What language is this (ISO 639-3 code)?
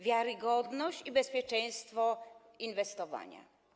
pol